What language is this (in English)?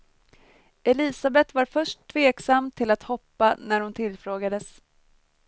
Swedish